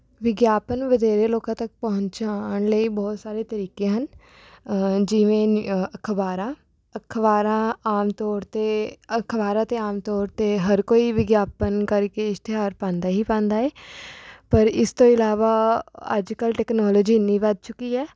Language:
Punjabi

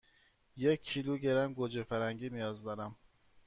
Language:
Persian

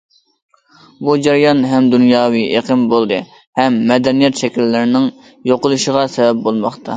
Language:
Uyghur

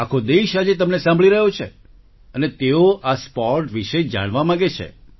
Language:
Gujarati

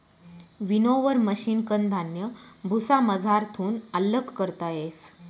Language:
Marathi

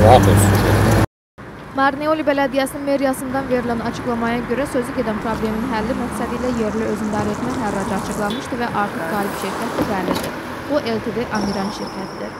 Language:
Turkish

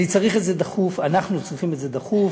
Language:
Hebrew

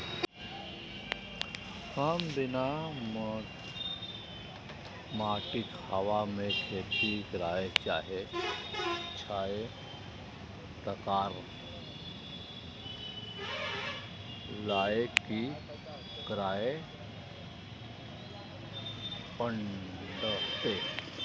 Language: Maithili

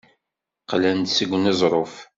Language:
Kabyle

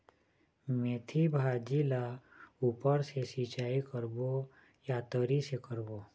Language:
Chhattisgarhi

